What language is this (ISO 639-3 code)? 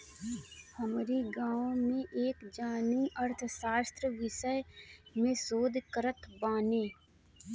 bho